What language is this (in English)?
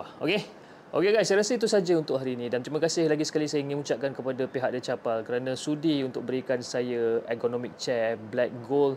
Malay